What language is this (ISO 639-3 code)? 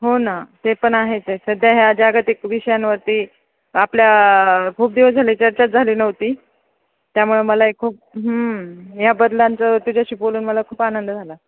mar